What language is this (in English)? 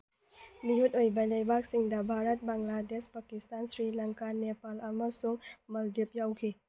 Manipuri